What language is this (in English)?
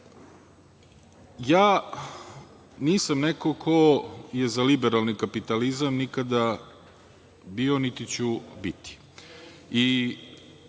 Serbian